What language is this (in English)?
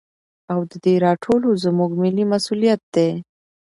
Pashto